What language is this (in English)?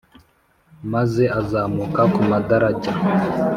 Kinyarwanda